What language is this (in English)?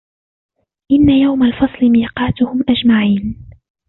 Arabic